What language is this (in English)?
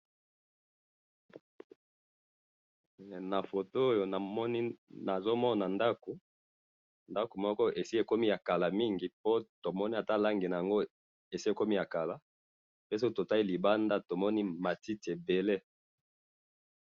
Lingala